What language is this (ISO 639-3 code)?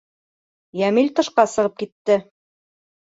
bak